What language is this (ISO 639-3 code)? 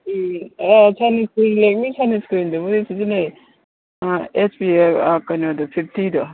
mni